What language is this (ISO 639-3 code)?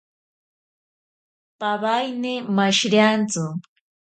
prq